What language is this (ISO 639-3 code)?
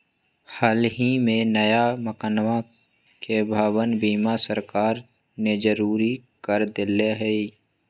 mag